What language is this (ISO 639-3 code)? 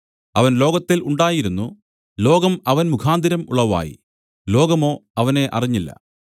mal